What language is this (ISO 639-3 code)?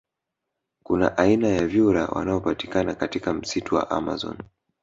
swa